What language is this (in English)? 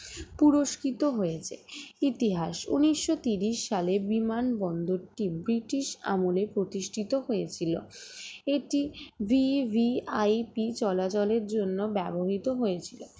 Bangla